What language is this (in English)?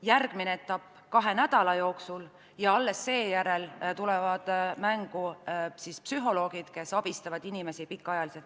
Estonian